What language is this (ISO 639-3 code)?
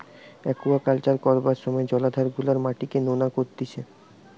ben